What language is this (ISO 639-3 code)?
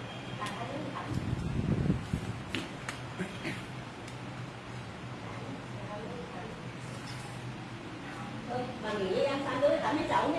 vie